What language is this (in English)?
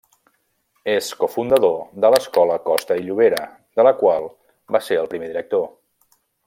Catalan